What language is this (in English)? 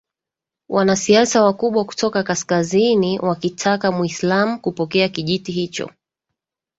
Swahili